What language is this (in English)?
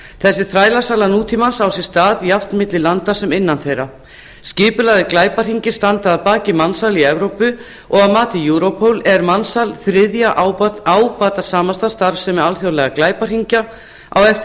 Icelandic